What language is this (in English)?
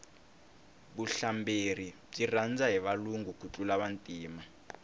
Tsonga